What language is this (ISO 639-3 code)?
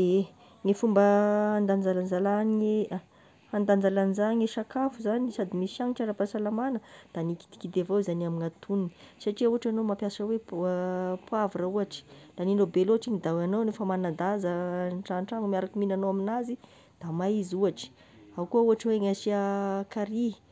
tkg